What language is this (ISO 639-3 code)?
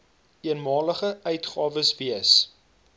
afr